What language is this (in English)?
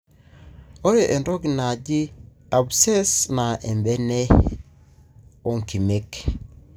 Masai